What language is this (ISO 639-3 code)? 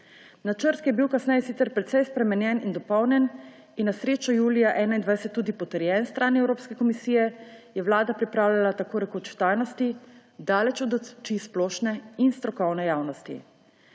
slv